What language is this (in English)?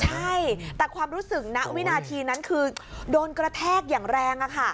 Thai